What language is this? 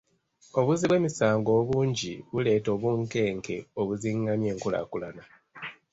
Ganda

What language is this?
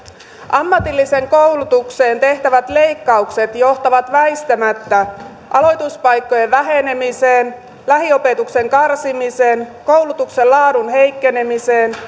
Finnish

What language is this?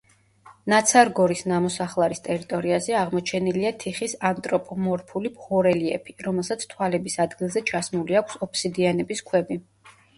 Georgian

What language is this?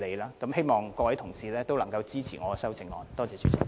Cantonese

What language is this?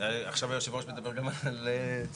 Hebrew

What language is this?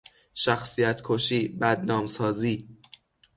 Persian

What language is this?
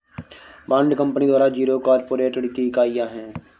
Hindi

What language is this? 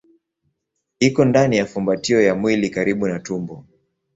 Swahili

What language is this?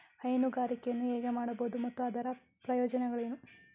Kannada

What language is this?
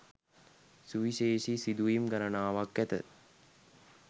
Sinhala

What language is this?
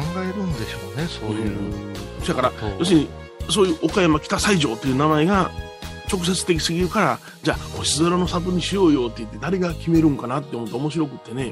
Japanese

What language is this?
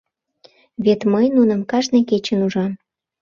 Mari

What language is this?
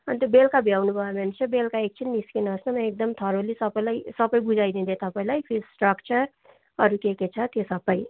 Nepali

